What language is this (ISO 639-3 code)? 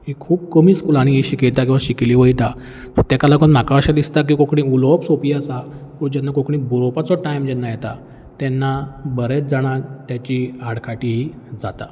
kok